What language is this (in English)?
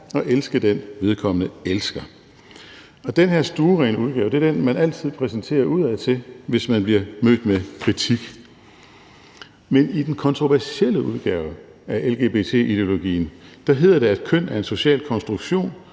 Danish